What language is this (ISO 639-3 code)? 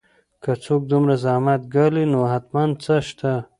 pus